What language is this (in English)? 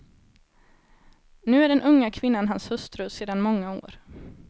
Swedish